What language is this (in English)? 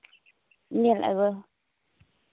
Santali